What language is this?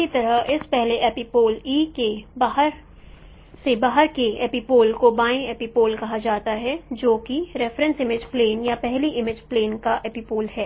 Hindi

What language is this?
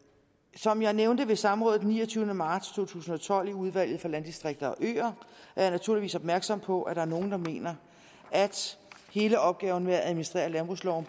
Danish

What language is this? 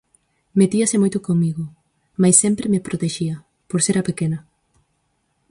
Galician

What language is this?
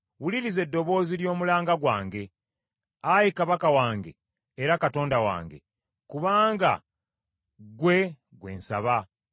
Ganda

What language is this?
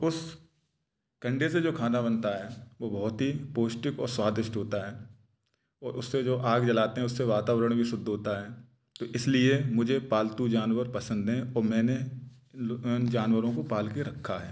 Hindi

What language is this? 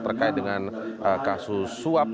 Indonesian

